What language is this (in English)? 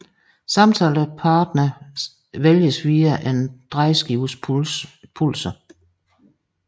Danish